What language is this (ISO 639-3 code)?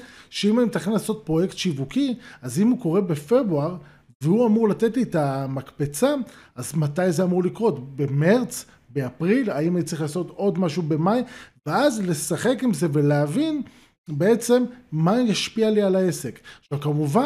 heb